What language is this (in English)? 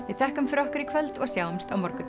Icelandic